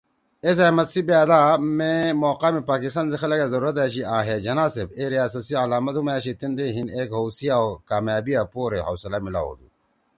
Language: Torwali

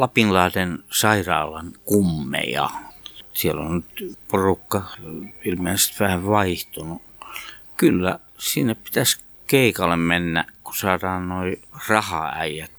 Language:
Finnish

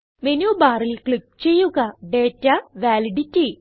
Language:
Malayalam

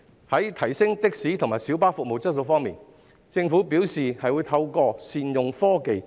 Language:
Cantonese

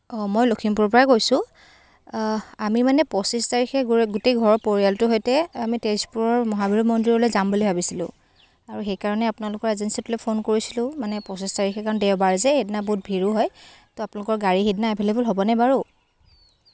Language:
Assamese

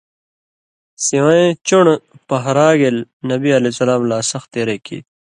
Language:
Indus Kohistani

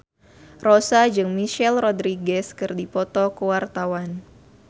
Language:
Sundanese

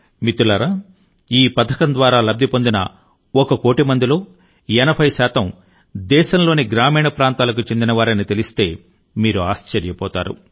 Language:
Telugu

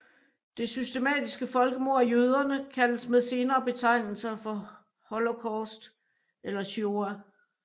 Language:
Danish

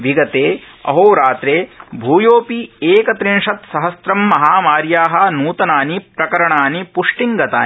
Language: Sanskrit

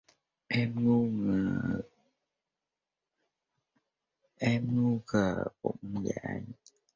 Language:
Vietnamese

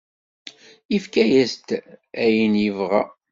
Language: Kabyle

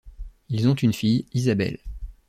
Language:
French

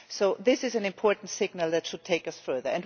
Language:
English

